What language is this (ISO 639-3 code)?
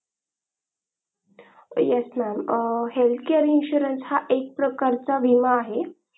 mar